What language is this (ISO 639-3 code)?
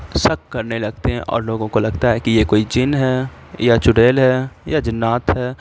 urd